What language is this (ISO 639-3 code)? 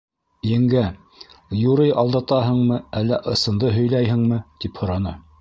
bak